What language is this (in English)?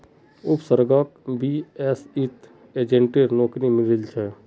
Magahi